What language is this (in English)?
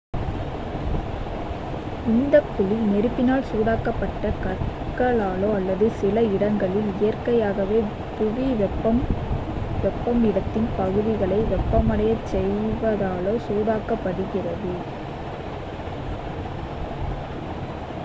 Tamil